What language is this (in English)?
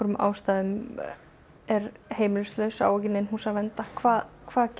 Icelandic